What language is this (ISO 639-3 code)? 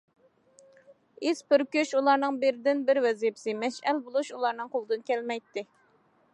uig